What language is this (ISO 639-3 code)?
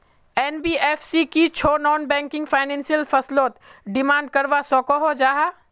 mag